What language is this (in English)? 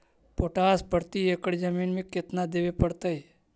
Magahi